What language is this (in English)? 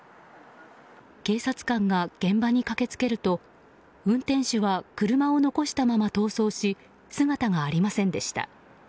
Japanese